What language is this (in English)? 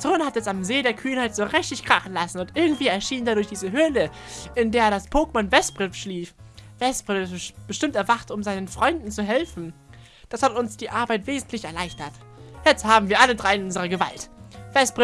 German